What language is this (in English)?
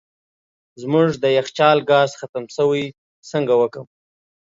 Pashto